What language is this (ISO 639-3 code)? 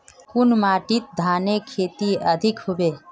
mag